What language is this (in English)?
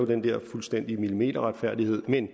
Danish